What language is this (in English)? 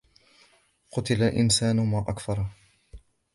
Arabic